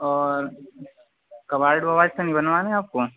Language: Urdu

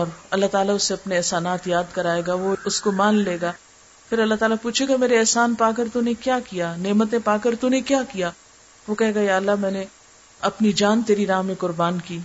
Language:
Urdu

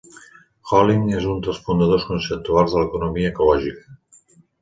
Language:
Catalan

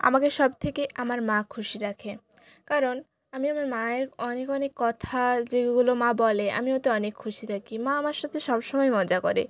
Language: Bangla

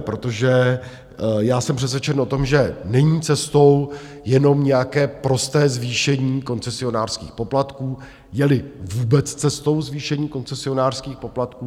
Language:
Czech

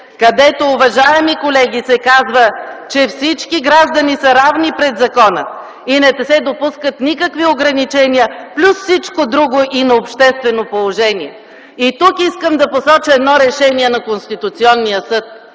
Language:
Bulgarian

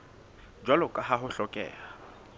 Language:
Southern Sotho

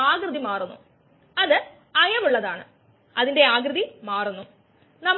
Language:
Malayalam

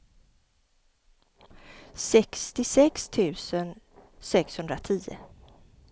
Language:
Swedish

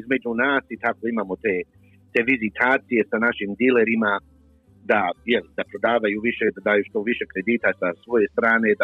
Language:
Croatian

